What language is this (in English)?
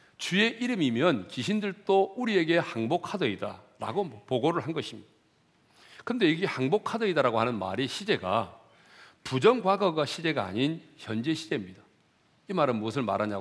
Korean